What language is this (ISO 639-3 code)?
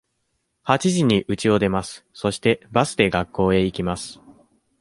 jpn